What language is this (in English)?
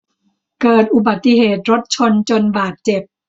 Thai